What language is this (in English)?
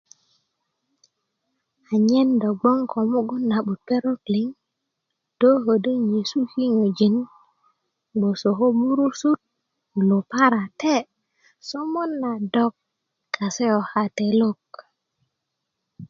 Kuku